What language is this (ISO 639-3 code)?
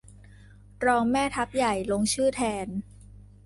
tha